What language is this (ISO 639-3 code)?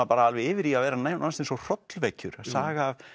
isl